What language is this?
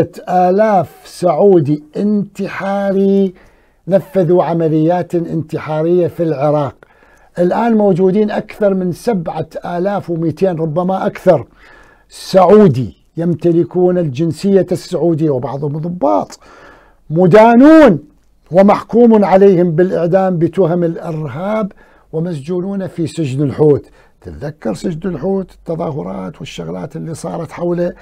Arabic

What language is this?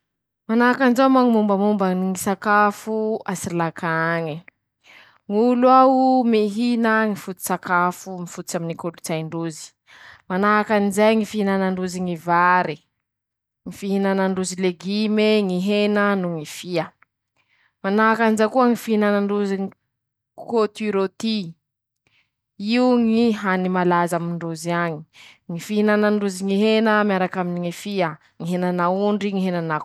Masikoro Malagasy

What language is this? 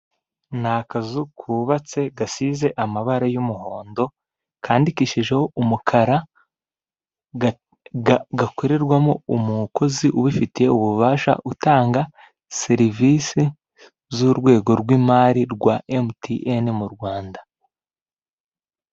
Kinyarwanda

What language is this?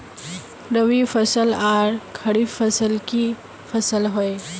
Magahi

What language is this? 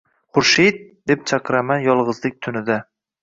Uzbek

